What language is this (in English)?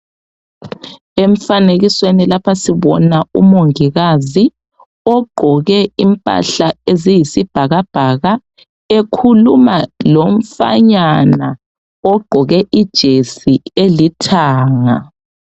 North Ndebele